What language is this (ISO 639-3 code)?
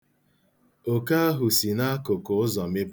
ibo